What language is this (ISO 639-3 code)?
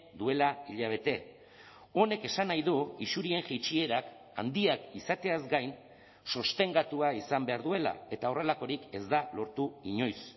eus